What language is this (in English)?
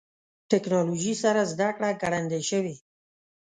Pashto